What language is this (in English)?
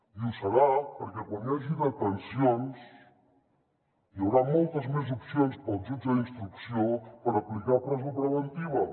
Catalan